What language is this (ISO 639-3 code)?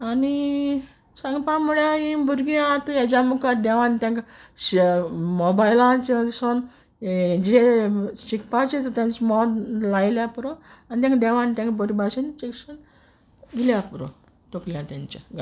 kok